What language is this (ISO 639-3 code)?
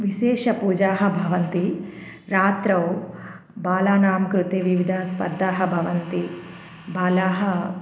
san